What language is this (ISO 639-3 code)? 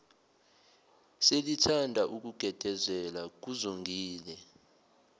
zul